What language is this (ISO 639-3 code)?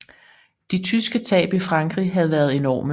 dan